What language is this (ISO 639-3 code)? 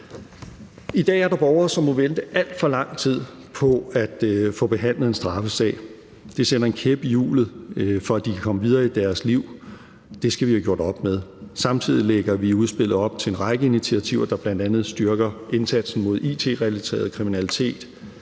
dan